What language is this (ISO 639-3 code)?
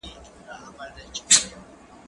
pus